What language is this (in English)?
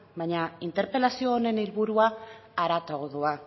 Basque